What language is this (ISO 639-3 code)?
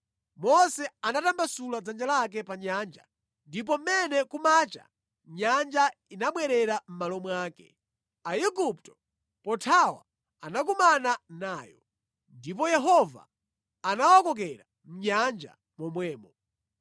nya